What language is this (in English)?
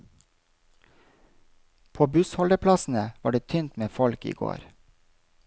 Norwegian